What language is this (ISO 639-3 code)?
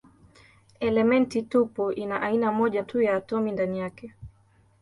swa